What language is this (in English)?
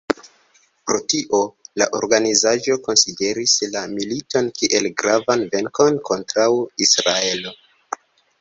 Esperanto